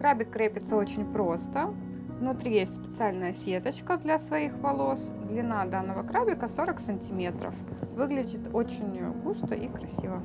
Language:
Russian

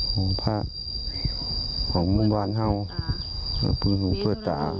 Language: Thai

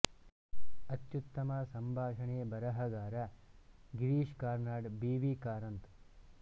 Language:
Kannada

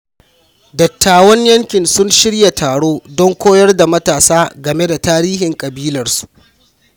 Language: Hausa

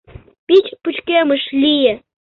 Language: Mari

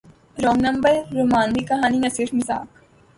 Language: Urdu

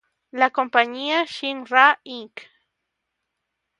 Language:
Spanish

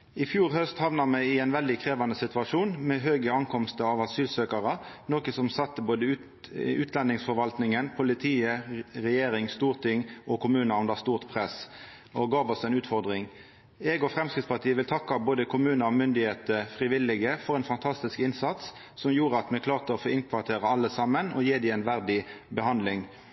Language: Norwegian Nynorsk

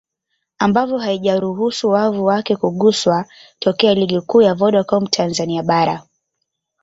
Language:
Swahili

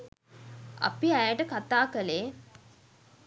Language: Sinhala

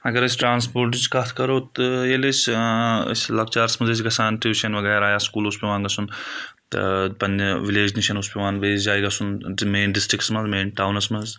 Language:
Kashmiri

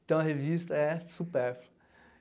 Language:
Portuguese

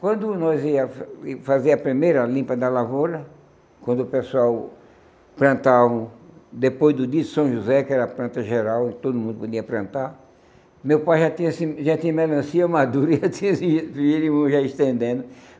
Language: Portuguese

